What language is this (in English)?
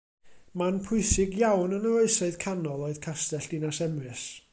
Welsh